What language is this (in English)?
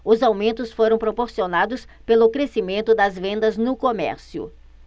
Portuguese